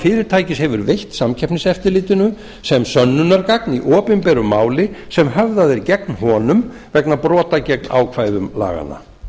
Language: Icelandic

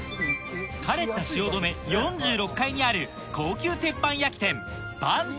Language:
Japanese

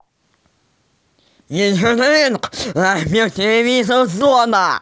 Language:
Russian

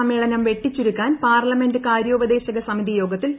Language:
Malayalam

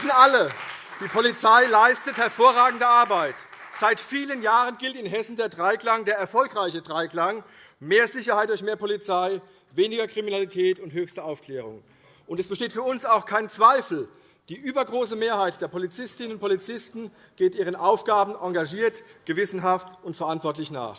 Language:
German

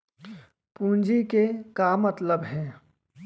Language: Chhattisgarhi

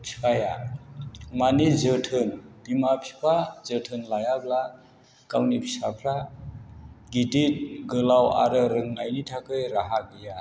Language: Bodo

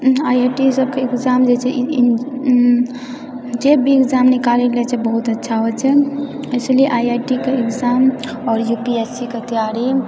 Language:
Maithili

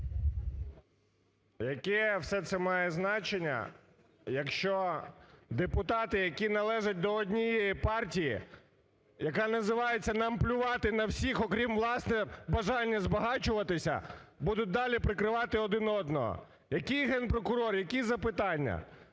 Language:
Ukrainian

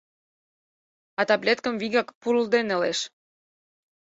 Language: Mari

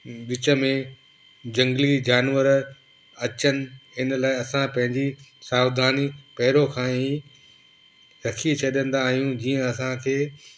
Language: Sindhi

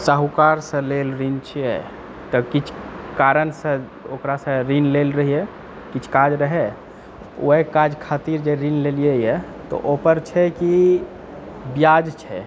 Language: Maithili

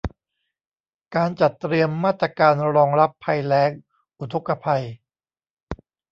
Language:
Thai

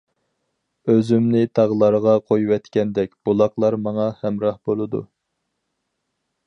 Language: Uyghur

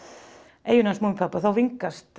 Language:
Icelandic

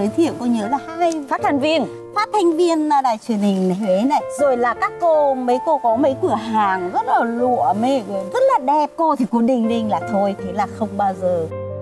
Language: Vietnamese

